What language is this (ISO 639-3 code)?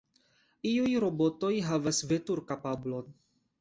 epo